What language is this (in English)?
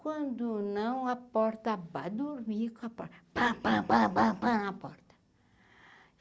Portuguese